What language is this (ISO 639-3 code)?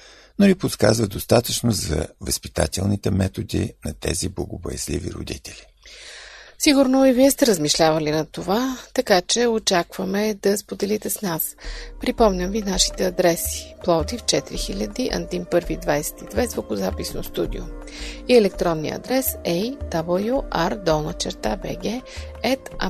bul